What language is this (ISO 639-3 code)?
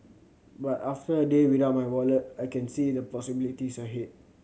eng